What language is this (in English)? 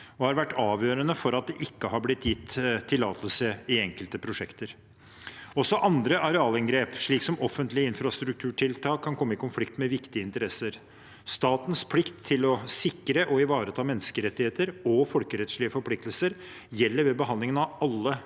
Norwegian